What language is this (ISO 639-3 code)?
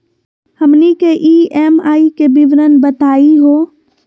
mag